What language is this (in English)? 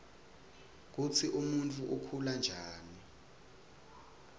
Swati